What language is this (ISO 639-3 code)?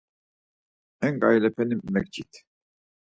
lzz